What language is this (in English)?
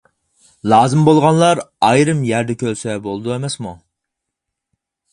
Uyghur